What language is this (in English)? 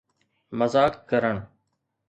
Sindhi